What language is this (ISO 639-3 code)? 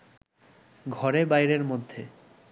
ben